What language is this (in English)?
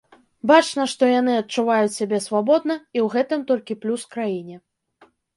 Belarusian